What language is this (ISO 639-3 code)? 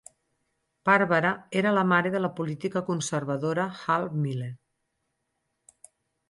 cat